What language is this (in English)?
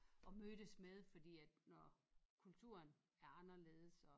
Danish